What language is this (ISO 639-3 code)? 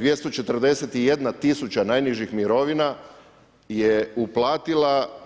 hrv